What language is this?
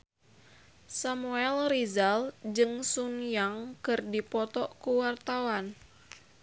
Sundanese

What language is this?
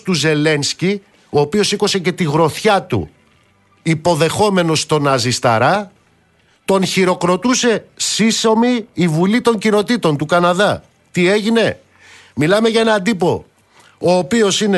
Greek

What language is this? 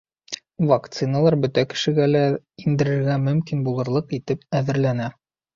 Bashkir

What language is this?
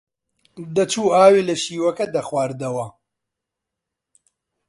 Central Kurdish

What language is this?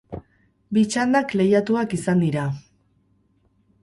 Basque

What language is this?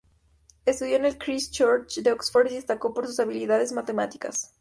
Spanish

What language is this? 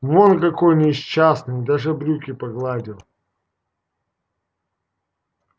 Russian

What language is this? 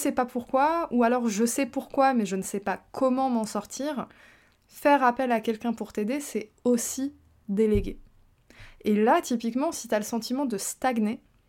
French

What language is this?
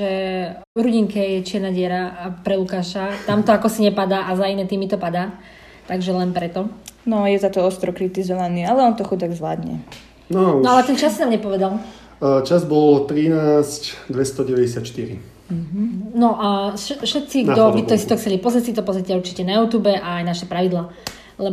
Slovak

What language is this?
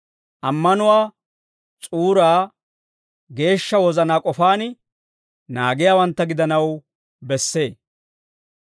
Dawro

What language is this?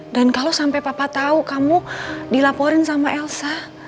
Indonesian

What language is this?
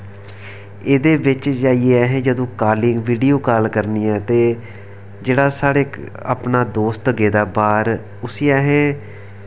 Dogri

